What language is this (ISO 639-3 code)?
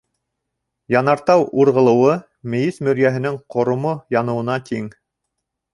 bak